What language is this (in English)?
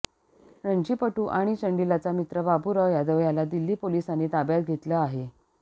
Marathi